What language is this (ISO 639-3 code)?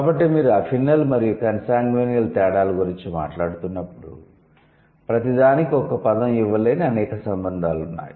tel